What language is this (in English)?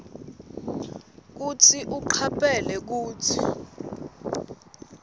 Swati